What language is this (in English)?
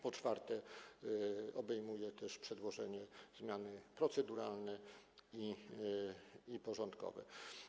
Polish